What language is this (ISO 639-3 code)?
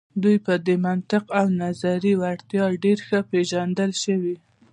pus